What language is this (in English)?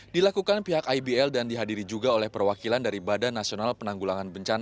Indonesian